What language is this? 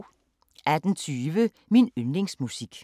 Danish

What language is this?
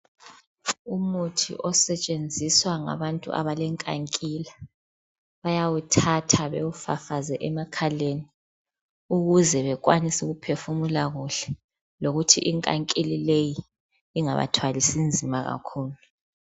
North Ndebele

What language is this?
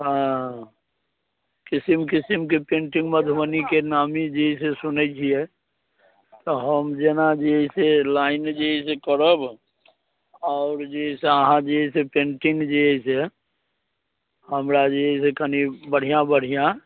Maithili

